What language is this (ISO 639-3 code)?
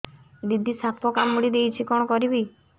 ori